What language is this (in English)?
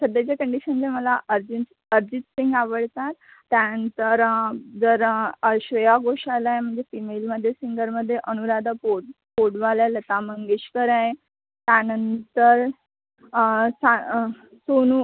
Marathi